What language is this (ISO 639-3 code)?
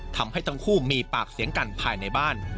tha